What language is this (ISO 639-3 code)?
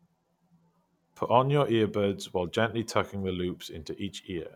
eng